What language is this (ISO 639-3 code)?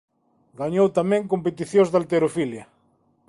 glg